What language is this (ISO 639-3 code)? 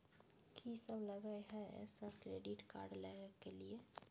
mai